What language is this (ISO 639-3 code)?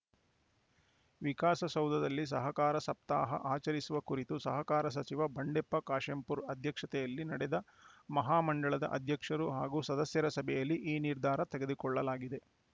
kan